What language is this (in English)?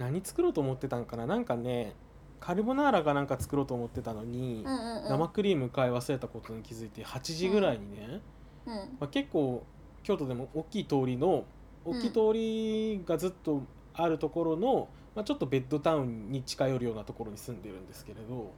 Japanese